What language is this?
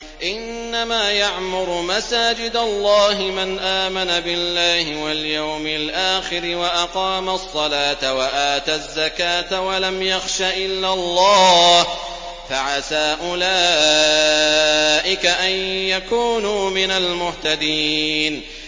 Arabic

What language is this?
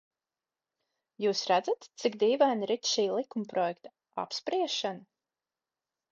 Latvian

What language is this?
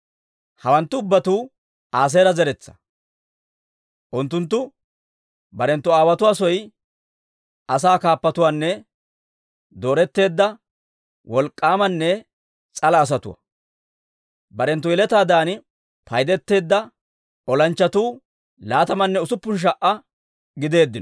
Dawro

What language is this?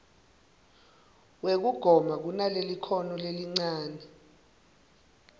Swati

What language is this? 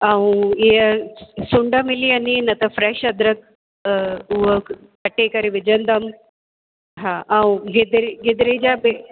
Sindhi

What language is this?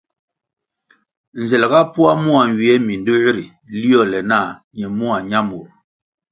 Kwasio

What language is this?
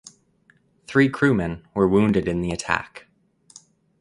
English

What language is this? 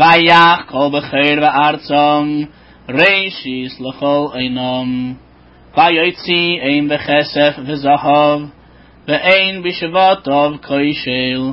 Hebrew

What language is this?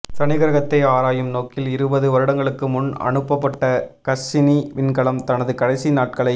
Tamil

